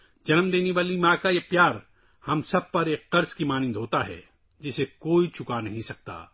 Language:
Urdu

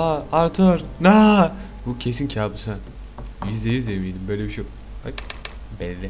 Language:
Turkish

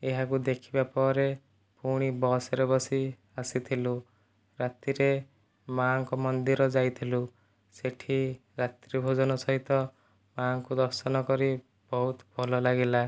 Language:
Odia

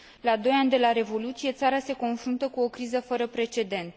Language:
Romanian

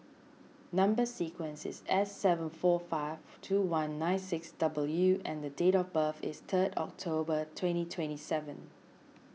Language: English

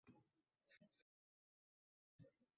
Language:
Uzbek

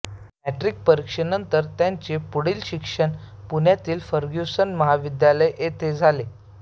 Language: Marathi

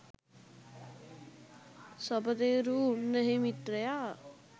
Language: Sinhala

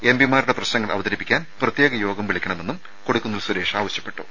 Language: Malayalam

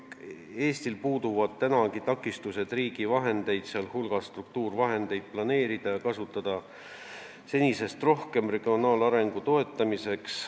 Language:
Estonian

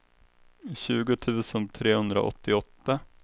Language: Swedish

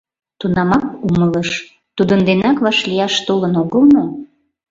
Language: Mari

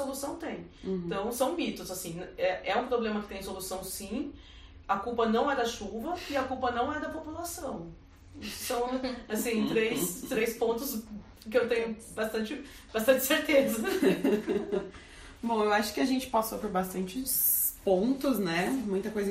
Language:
Portuguese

